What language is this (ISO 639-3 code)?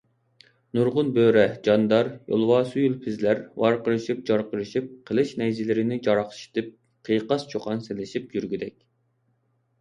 uig